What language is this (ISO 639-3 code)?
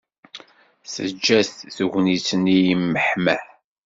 kab